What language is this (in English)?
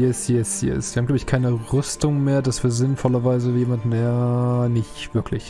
German